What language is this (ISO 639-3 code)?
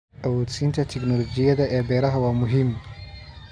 som